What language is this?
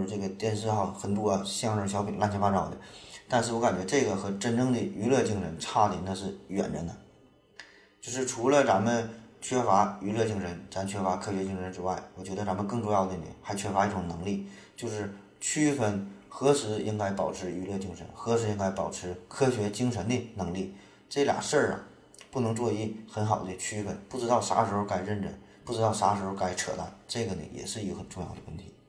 Chinese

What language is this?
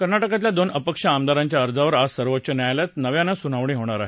Marathi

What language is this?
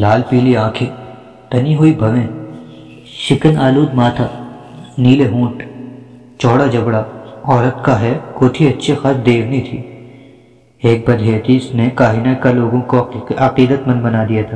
Urdu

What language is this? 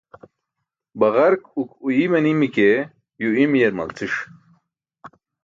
Burushaski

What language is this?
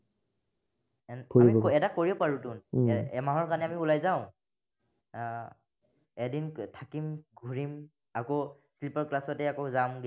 Assamese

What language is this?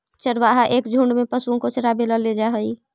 Magahi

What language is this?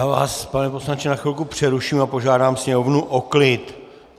Czech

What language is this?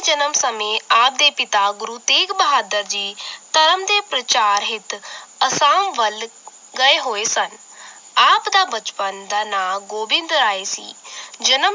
Punjabi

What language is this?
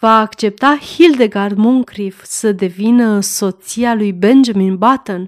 Romanian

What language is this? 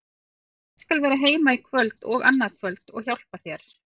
Icelandic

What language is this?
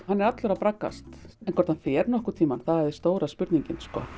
Icelandic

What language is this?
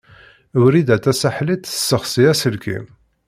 Kabyle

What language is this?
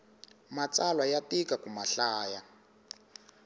Tsonga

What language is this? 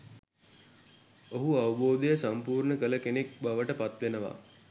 Sinhala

